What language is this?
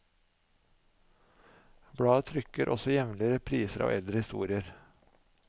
Norwegian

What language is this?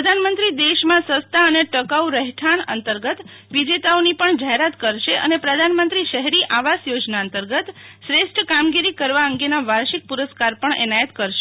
Gujarati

